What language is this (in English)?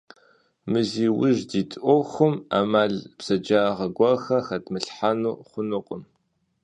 Kabardian